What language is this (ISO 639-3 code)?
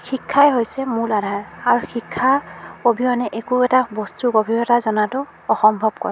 asm